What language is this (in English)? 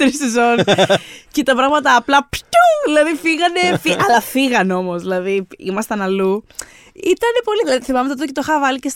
Greek